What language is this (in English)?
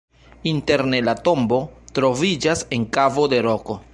Esperanto